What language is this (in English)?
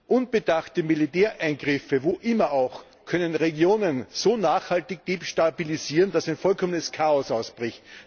German